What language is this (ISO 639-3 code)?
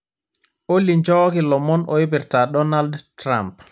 mas